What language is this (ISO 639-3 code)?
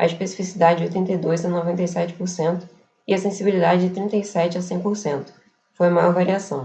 por